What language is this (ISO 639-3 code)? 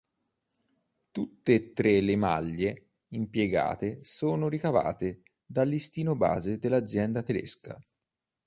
ita